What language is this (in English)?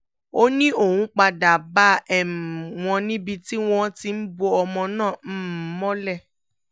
Yoruba